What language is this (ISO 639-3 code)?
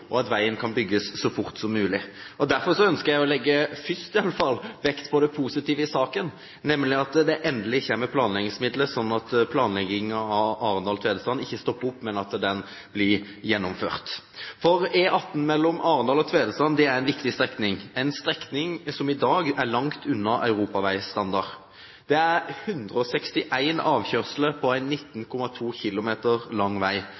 nob